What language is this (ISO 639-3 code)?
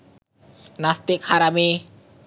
ben